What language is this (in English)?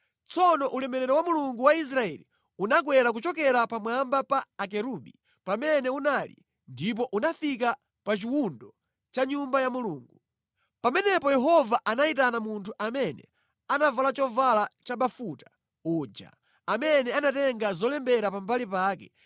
Nyanja